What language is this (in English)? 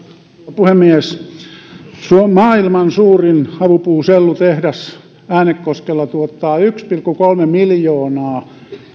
Finnish